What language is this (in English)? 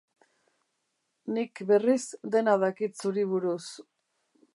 Basque